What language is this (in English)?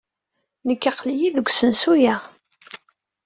Kabyle